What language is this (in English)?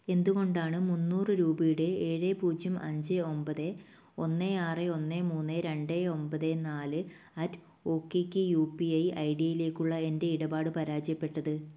Malayalam